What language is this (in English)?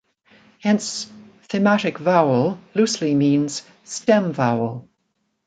English